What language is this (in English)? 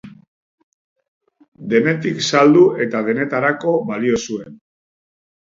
Basque